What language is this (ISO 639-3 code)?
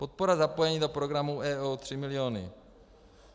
ces